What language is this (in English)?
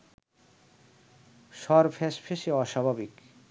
Bangla